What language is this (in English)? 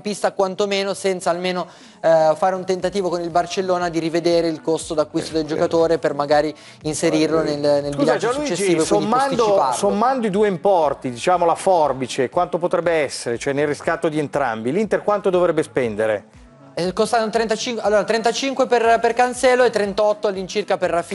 Italian